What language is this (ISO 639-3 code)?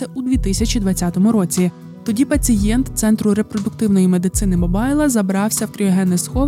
ukr